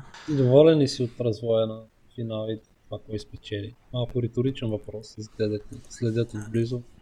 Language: Bulgarian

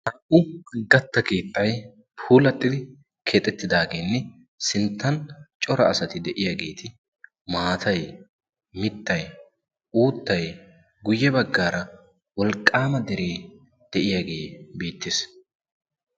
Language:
Wolaytta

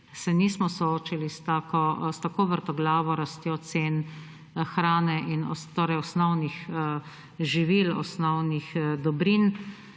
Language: Slovenian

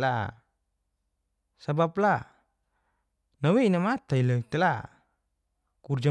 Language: Geser-Gorom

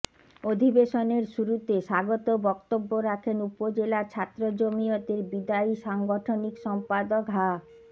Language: Bangla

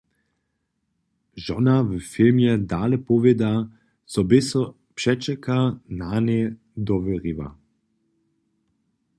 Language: Upper Sorbian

